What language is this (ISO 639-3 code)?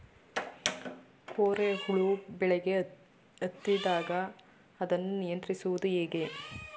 kan